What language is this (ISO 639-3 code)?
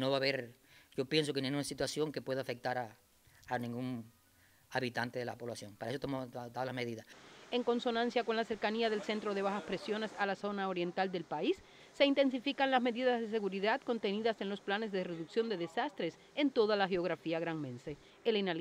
spa